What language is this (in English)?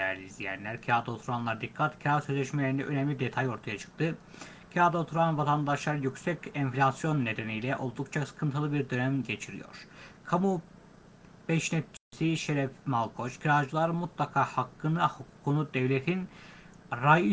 Turkish